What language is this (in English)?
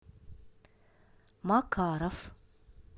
Russian